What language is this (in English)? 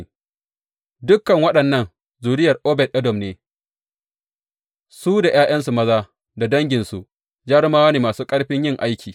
Hausa